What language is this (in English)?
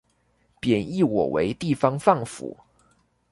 Chinese